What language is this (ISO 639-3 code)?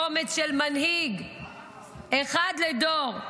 heb